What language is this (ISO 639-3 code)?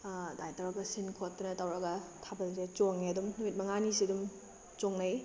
mni